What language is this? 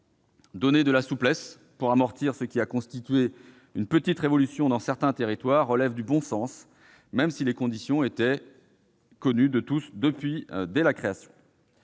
French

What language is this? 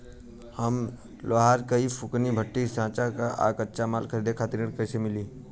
Bhojpuri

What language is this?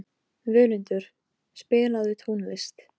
Icelandic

